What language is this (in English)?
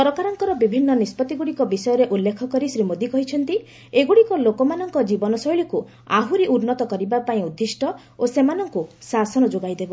Odia